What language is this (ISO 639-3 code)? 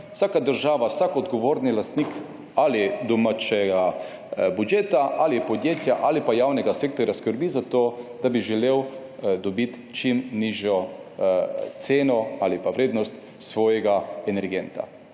slv